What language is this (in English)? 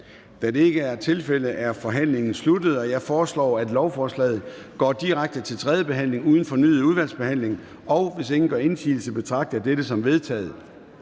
Danish